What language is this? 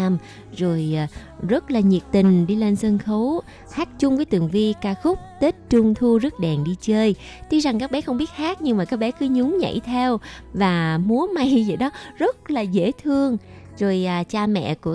Vietnamese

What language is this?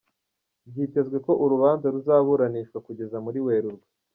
Kinyarwanda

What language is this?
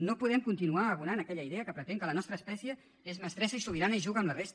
Catalan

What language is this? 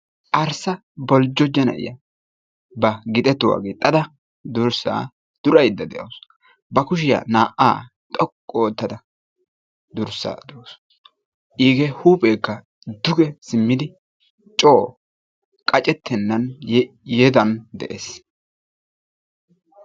Wolaytta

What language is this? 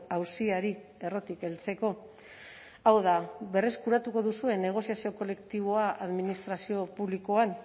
Basque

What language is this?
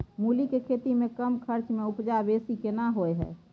Maithili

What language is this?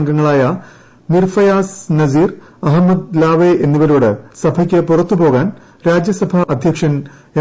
Malayalam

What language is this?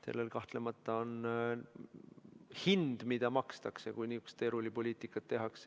Estonian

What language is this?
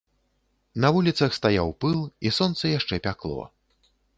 Belarusian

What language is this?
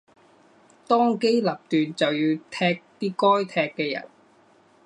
Cantonese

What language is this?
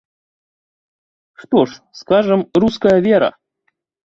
Belarusian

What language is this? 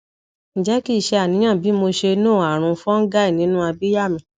Yoruba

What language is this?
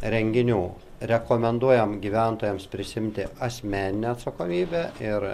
Lithuanian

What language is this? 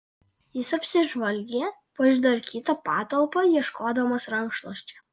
Lithuanian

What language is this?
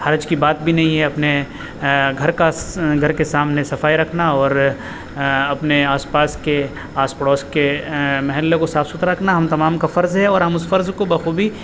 Urdu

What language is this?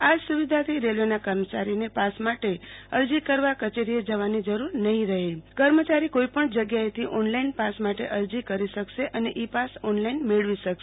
Gujarati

